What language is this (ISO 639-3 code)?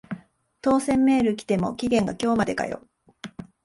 jpn